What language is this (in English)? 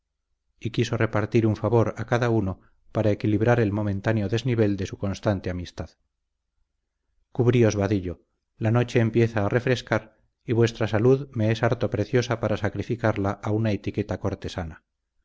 Spanish